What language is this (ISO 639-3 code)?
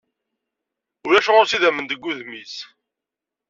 kab